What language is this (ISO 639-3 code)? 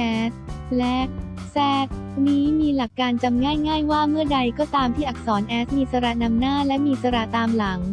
tha